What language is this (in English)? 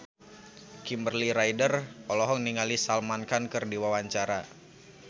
Sundanese